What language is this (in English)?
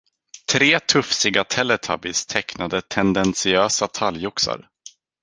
Swedish